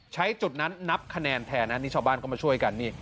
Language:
Thai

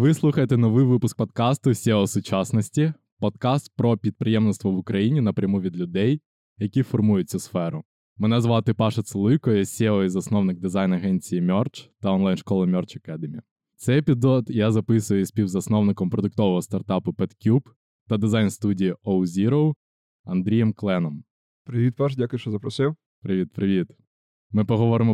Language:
Ukrainian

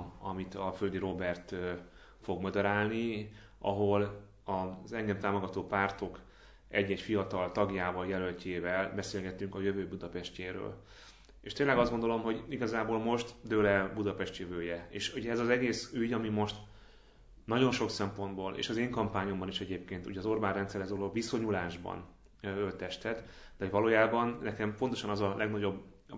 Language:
Hungarian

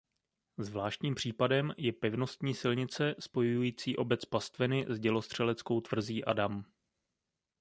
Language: Czech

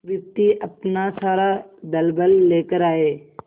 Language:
Hindi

